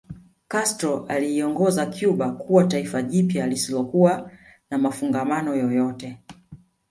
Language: Swahili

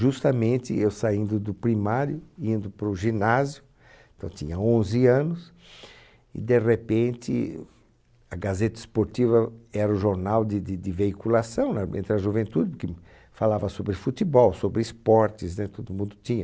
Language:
Portuguese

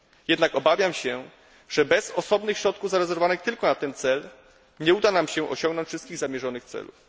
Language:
Polish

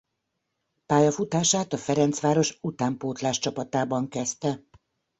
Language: Hungarian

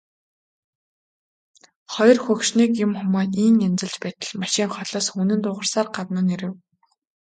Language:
Mongolian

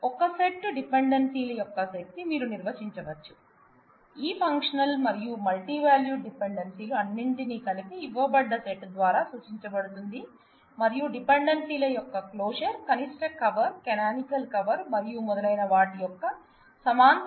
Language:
Telugu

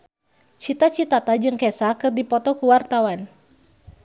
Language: Sundanese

